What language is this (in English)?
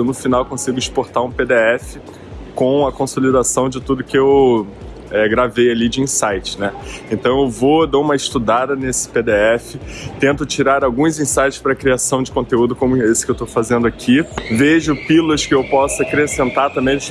Portuguese